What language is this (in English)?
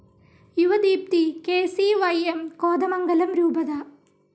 Malayalam